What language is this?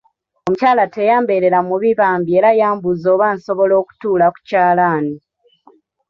Ganda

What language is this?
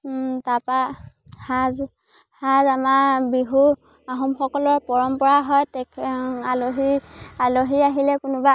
Assamese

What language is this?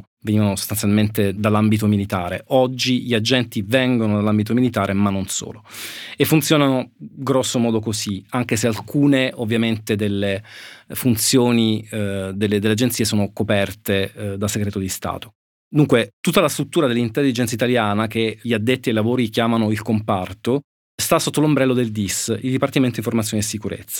Italian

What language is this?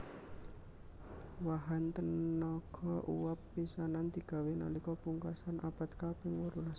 Javanese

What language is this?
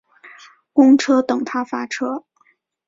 Chinese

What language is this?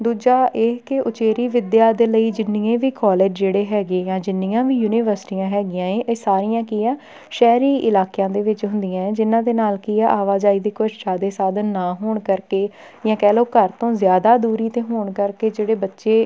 Punjabi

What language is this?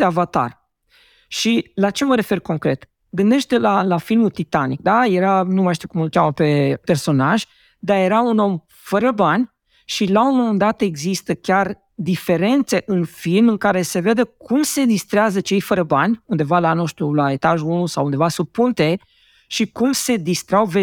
Romanian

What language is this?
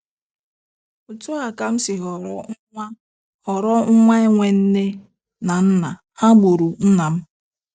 Igbo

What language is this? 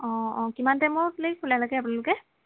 Assamese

